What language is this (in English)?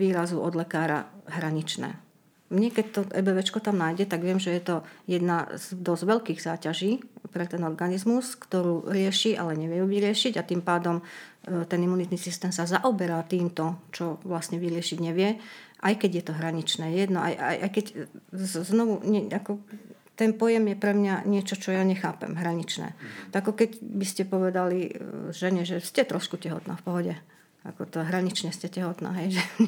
Slovak